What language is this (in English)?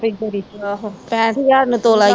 Punjabi